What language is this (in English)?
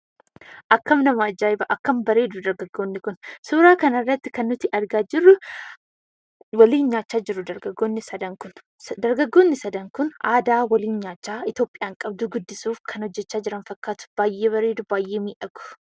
Oromo